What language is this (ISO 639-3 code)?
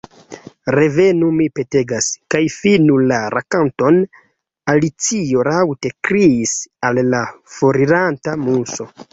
epo